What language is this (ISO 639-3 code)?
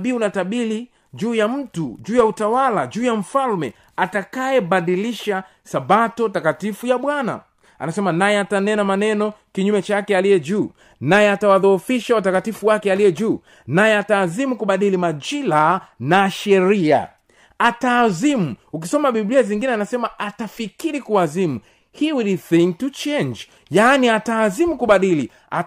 swa